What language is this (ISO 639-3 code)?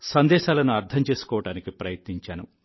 tel